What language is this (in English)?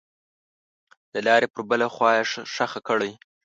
Pashto